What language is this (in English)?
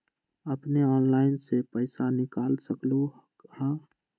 Magahi